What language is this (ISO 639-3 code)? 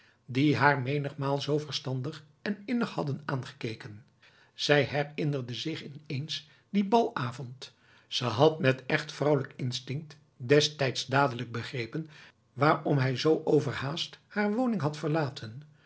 nld